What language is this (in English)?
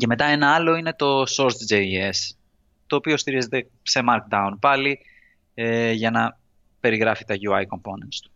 Greek